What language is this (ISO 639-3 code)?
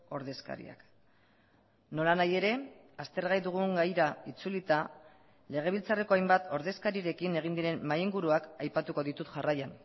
eus